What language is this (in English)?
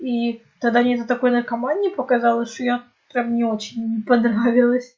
Russian